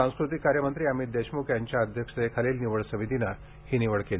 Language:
Marathi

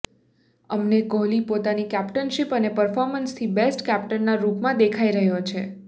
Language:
Gujarati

